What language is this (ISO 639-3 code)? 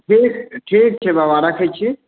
mai